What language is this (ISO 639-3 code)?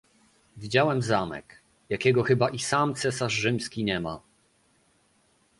pol